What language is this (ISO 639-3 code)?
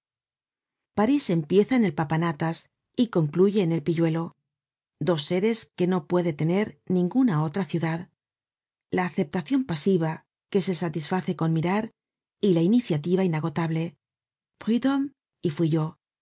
spa